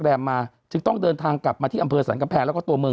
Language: Thai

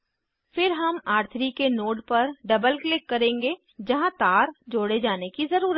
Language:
Hindi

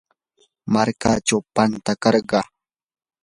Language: Yanahuanca Pasco Quechua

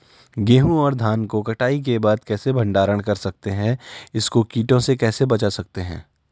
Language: Hindi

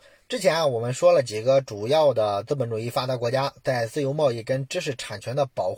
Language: Chinese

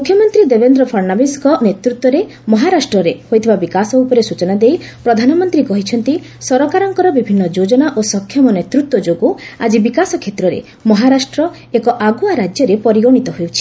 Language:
Odia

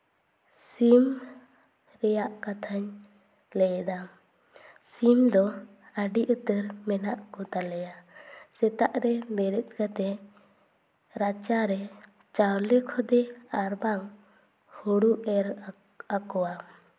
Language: Santali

